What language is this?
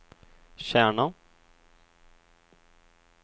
Swedish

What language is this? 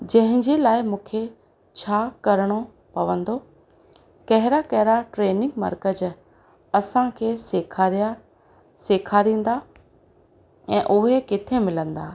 Sindhi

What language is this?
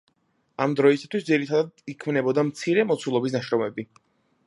Georgian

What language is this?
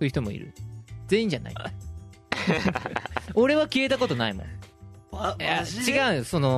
Japanese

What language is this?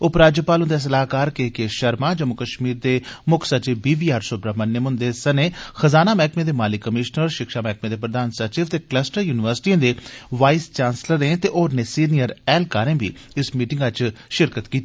Dogri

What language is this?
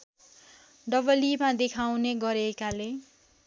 Nepali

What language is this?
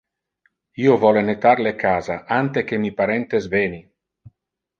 Interlingua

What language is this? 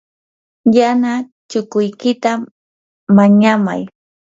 Yanahuanca Pasco Quechua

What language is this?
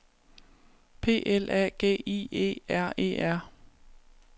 Danish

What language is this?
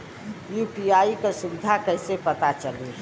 Bhojpuri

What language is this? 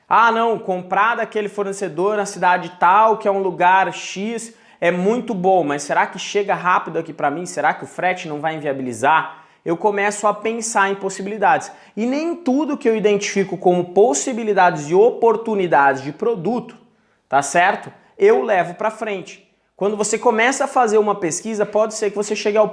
Portuguese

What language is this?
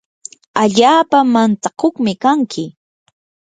Yanahuanca Pasco Quechua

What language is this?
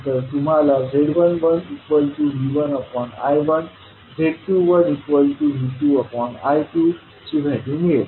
Marathi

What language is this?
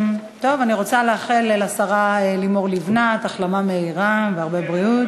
Hebrew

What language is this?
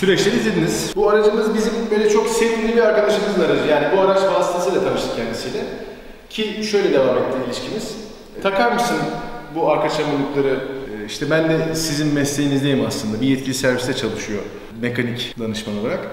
Turkish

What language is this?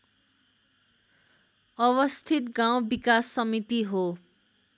Nepali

